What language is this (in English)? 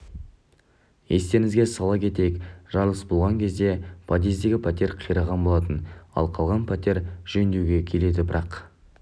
Kazakh